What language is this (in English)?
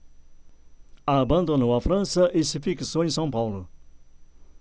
Portuguese